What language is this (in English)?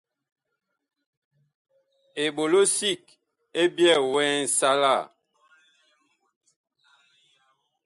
Bakoko